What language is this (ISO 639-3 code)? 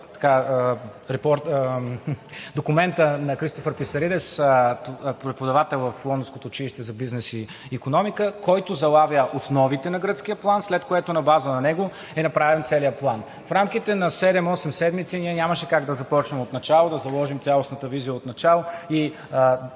bul